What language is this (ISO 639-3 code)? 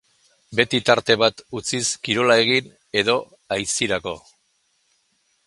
eus